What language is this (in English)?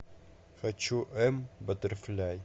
Russian